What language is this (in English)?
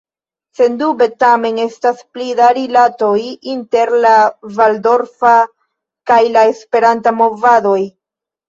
Esperanto